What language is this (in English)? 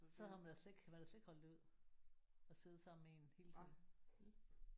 Danish